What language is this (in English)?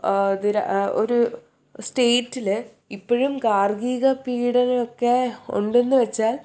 Malayalam